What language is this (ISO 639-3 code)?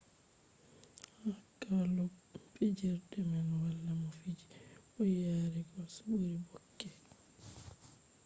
ful